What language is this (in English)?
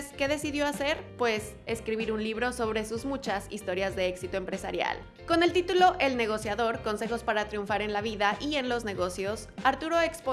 Spanish